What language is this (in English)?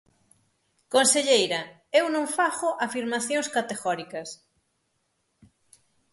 Galician